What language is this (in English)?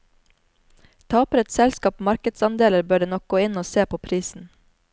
Norwegian